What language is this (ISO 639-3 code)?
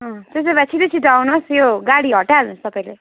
nep